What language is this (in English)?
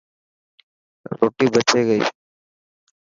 Dhatki